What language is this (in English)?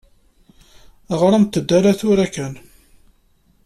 Kabyle